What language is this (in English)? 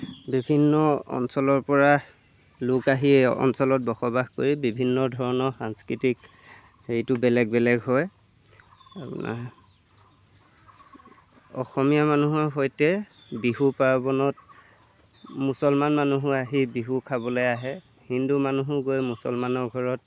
Assamese